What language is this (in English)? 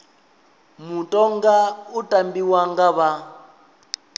Venda